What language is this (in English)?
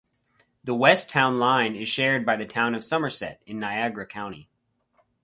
English